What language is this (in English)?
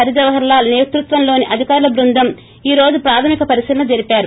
Telugu